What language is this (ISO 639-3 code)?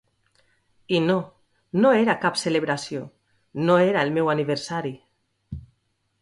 cat